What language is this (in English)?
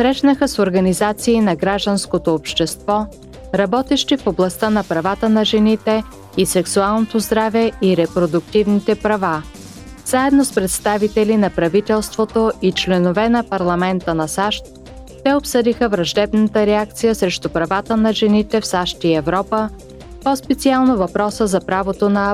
Bulgarian